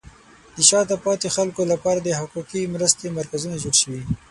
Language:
Pashto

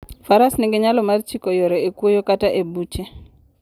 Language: Luo (Kenya and Tanzania)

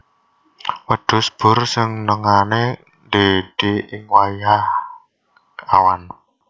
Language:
Javanese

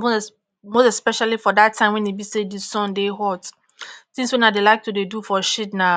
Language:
Nigerian Pidgin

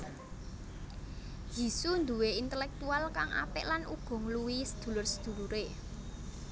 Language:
Javanese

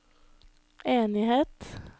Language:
Norwegian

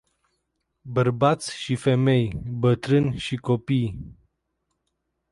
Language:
Romanian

